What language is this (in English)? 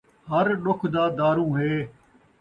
Saraiki